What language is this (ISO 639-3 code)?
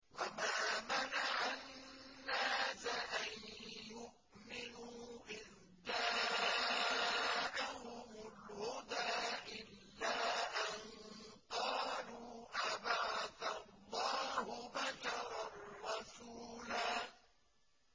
ara